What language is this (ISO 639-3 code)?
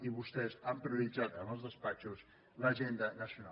cat